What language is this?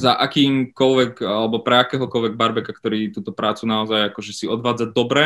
Slovak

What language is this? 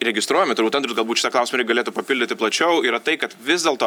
Lithuanian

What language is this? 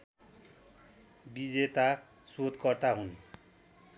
Nepali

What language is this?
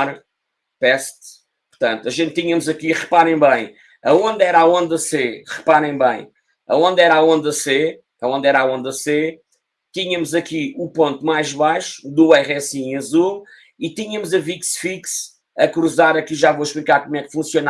Portuguese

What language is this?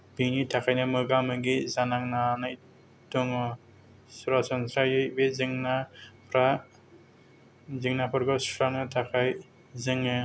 Bodo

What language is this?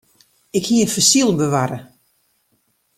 Western Frisian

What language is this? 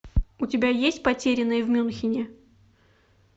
Russian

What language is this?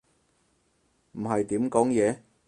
Cantonese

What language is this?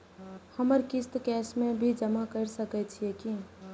Maithili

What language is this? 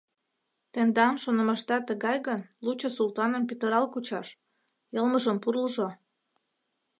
Mari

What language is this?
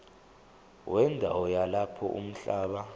Zulu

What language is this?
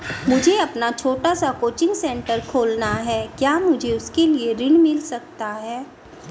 Hindi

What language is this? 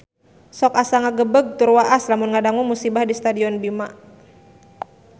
Sundanese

